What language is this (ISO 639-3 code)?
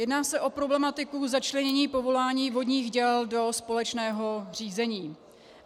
ces